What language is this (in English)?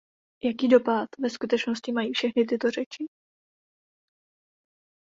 Czech